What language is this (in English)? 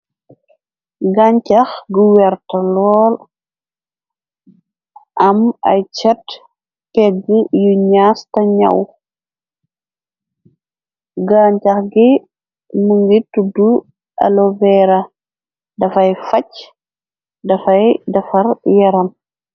Wolof